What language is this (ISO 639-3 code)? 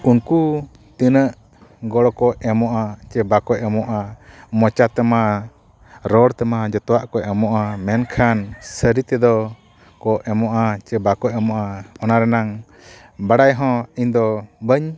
sat